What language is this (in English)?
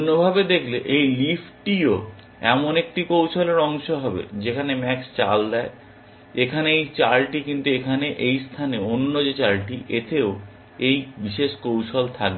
Bangla